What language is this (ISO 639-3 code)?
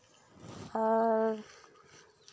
sat